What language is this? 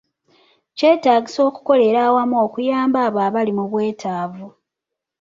Ganda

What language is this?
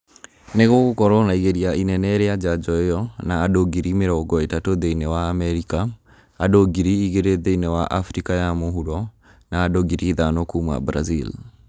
Kikuyu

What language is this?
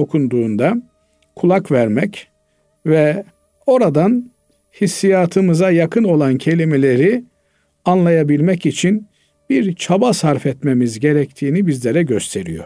Turkish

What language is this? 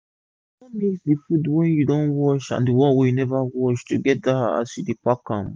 Nigerian Pidgin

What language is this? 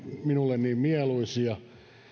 Finnish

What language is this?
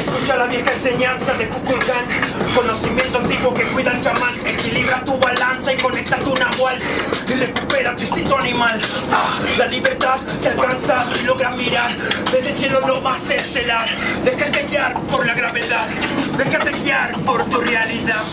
Korean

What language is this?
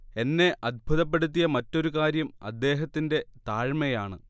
Malayalam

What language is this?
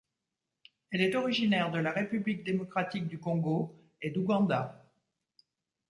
French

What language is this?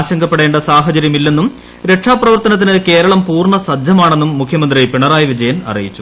Malayalam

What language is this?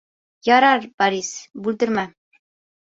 Bashkir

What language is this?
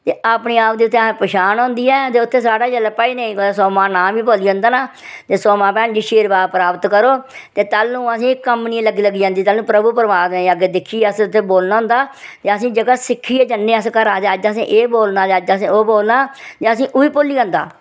Dogri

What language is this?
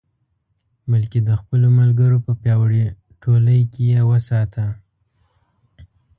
Pashto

